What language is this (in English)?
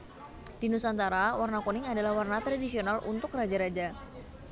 Javanese